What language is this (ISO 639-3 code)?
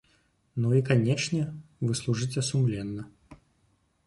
bel